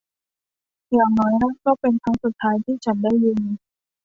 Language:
Thai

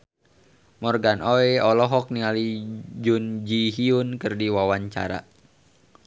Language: Sundanese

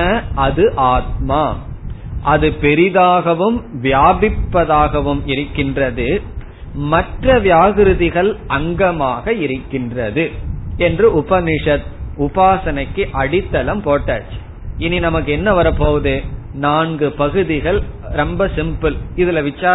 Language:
Tamil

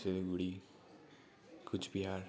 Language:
Nepali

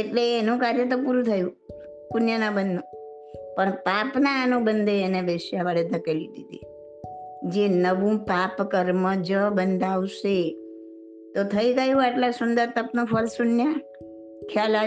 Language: Gujarati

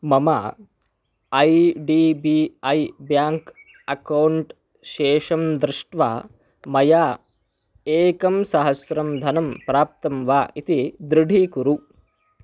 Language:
Sanskrit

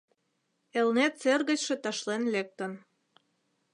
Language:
Mari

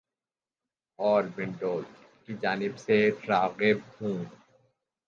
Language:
Urdu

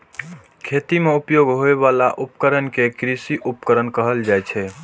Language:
Maithili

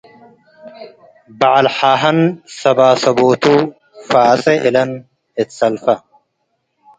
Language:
Tigre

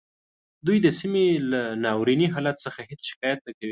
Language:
Pashto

